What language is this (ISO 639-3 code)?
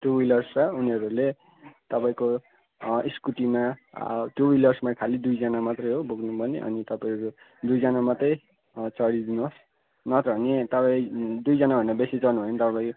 nep